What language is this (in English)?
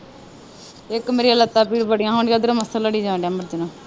Punjabi